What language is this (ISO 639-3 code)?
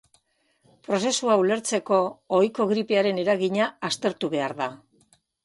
eus